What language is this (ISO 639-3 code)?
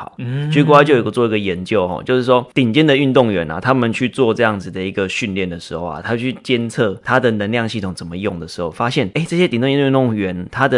zho